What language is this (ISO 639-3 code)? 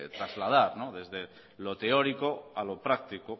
spa